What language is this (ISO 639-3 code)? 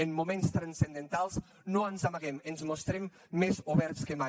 cat